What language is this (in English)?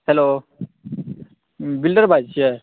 Maithili